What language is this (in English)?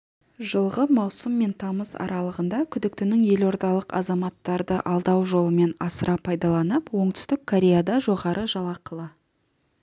Kazakh